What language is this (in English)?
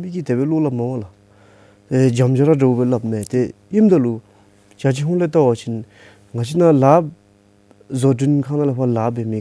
Korean